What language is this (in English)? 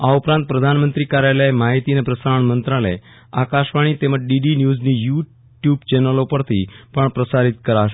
Gujarati